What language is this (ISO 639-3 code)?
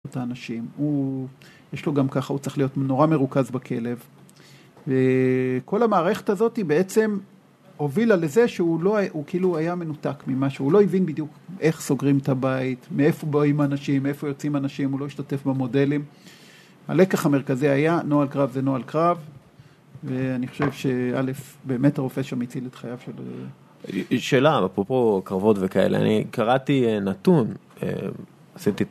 heb